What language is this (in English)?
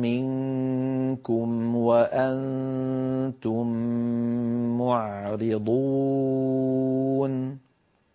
Arabic